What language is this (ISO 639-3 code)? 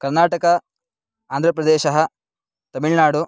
san